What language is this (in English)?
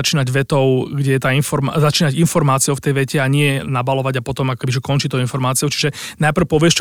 Slovak